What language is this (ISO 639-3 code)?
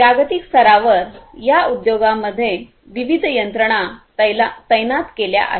mar